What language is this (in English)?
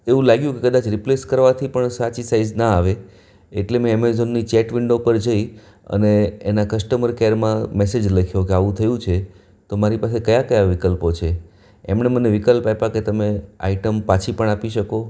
Gujarati